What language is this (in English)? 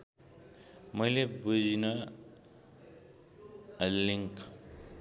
Nepali